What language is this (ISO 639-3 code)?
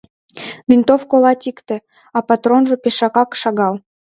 chm